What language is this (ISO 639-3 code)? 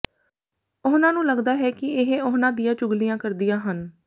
pan